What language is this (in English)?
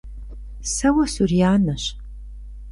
Kabardian